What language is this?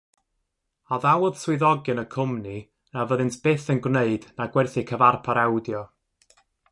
Welsh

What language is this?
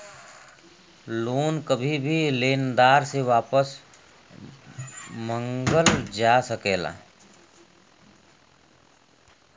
Bhojpuri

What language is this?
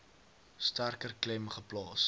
Afrikaans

